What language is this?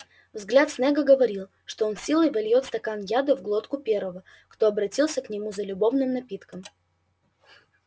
Russian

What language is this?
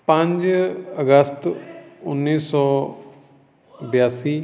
Punjabi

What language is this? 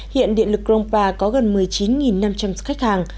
Vietnamese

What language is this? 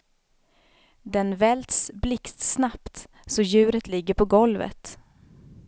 Swedish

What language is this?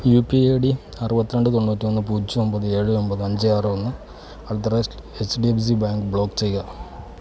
Malayalam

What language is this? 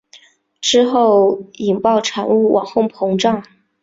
Chinese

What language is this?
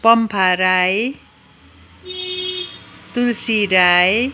Nepali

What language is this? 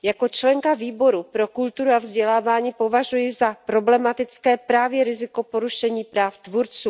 Czech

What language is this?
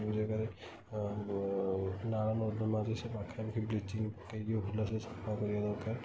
Odia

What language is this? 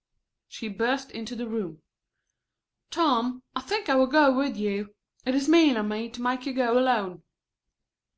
English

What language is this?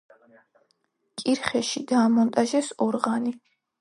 Georgian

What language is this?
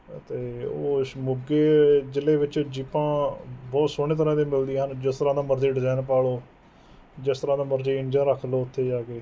Punjabi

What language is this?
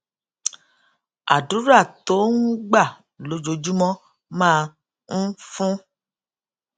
Yoruba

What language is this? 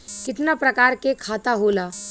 Bhojpuri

